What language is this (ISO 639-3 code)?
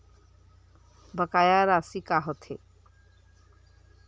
hne